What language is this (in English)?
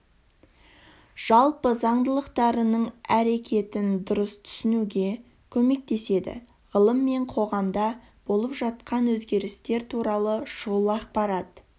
Kazakh